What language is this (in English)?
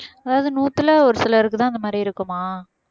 Tamil